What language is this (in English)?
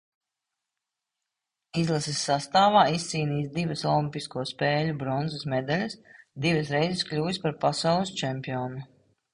Latvian